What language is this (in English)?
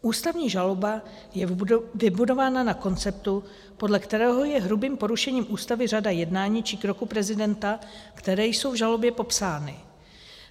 Czech